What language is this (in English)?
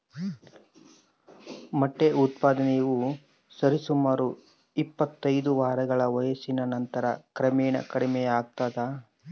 Kannada